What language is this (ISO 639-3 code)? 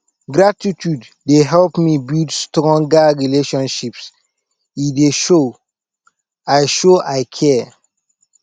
pcm